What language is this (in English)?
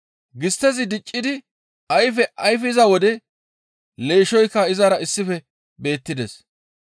Gamo